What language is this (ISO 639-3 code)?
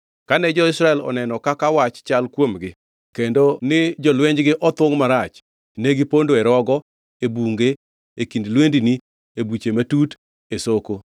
luo